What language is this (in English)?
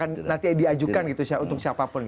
Indonesian